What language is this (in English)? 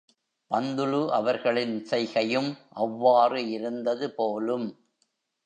Tamil